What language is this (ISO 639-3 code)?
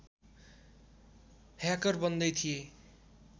nep